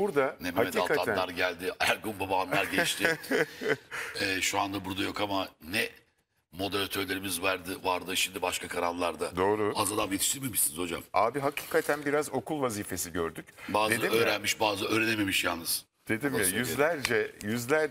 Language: Turkish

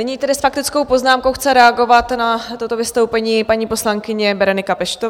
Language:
Czech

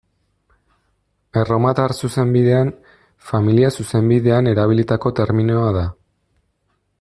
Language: Basque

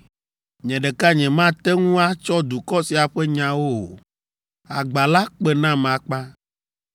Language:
Ewe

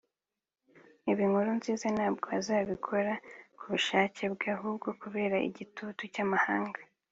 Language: Kinyarwanda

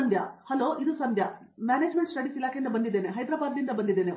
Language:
Kannada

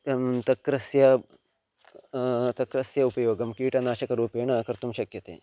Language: Sanskrit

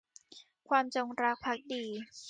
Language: Thai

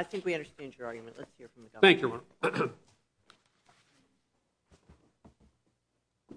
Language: English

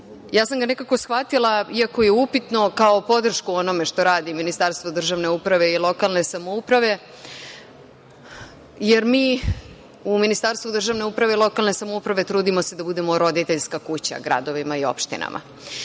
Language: Serbian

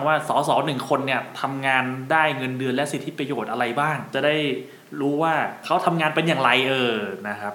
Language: Thai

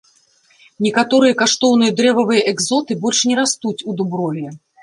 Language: Belarusian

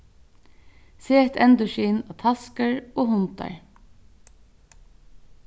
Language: Faroese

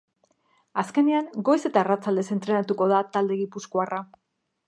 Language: Basque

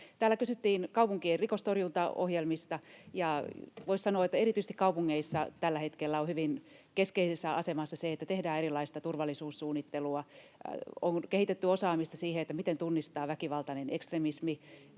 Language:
Finnish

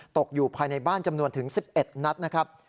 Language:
Thai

